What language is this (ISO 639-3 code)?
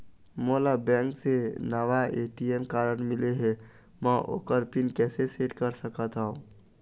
hne